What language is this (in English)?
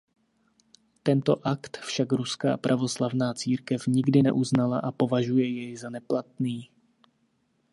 Czech